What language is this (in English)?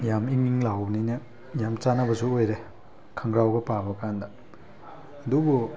Manipuri